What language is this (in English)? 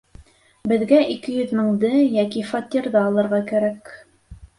Bashkir